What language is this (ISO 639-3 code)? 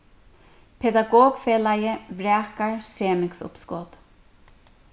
fao